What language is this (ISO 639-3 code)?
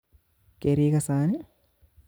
kln